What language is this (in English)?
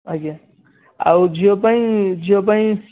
Odia